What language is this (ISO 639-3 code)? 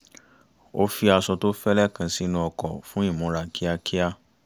yor